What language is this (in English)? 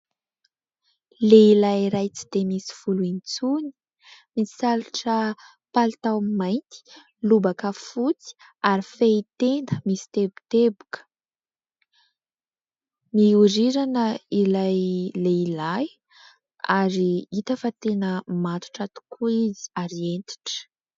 Malagasy